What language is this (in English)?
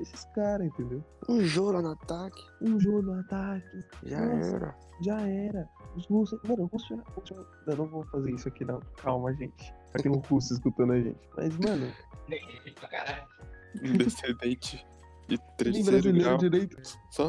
Portuguese